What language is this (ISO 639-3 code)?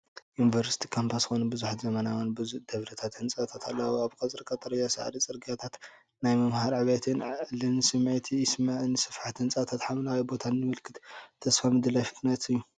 tir